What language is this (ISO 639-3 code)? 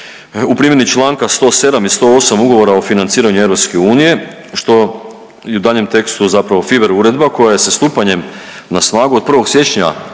hrv